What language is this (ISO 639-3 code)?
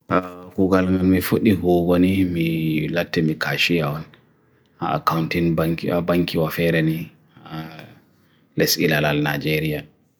fui